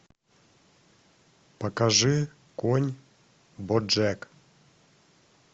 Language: Russian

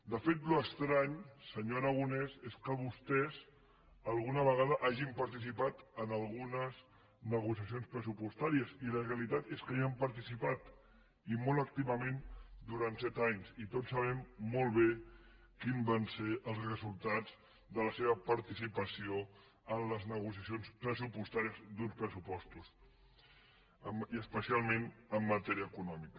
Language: Catalan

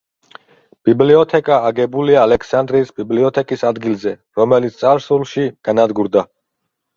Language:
Georgian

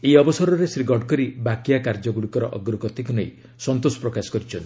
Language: Odia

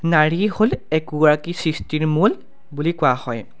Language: Assamese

